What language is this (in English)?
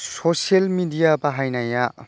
Bodo